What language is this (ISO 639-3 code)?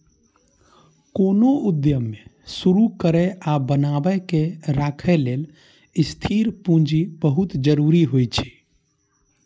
mai